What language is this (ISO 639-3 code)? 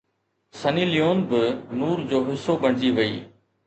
snd